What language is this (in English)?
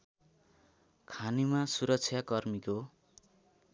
Nepali